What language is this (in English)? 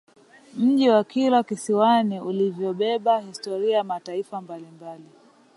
Swahili